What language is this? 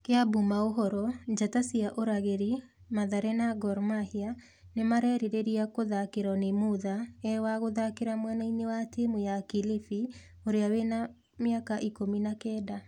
Kikuyu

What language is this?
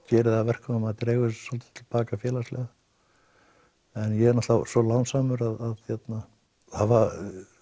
Icelandic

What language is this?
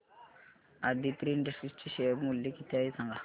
Marathi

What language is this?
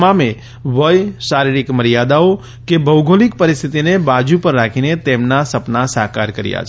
Gujarati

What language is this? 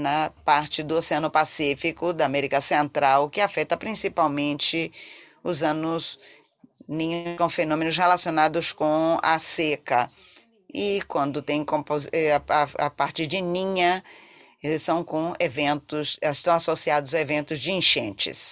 Portuguese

